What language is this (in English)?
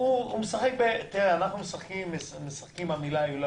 Hebrew